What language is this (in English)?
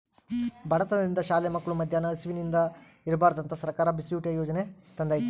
Kannada